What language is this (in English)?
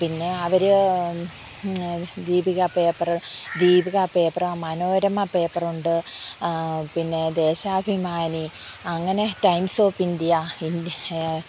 Malayalam